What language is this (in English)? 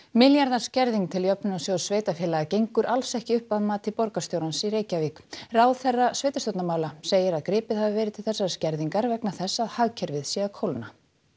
Icelandic